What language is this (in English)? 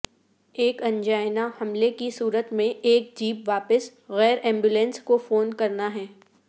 Urdu